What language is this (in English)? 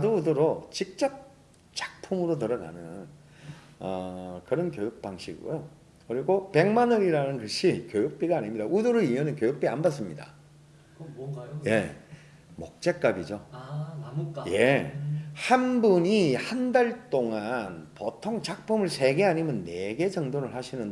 Korean